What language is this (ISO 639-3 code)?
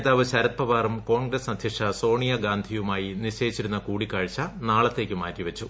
mal